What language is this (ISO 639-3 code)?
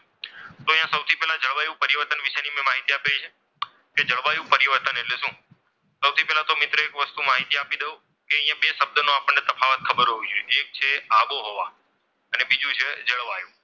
guj